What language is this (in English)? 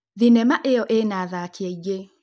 Kikuyu